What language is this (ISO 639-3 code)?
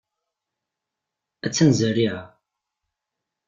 kab